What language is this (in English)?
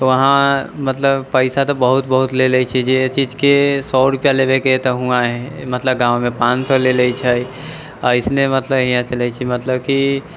Maithili